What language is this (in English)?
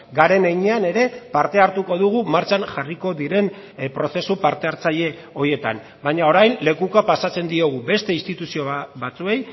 Basque